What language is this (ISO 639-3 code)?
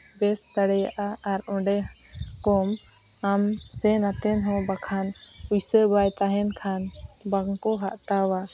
sat